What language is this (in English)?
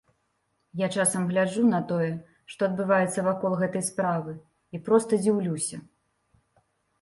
Belarusian